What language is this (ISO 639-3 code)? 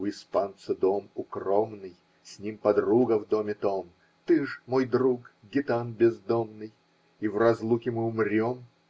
rus